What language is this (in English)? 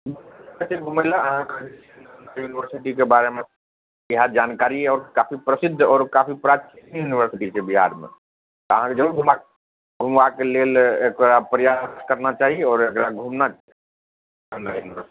Maithili